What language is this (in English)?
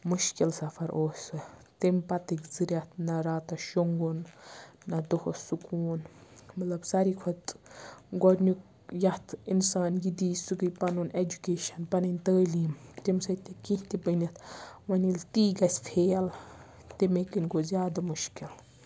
Kashmiri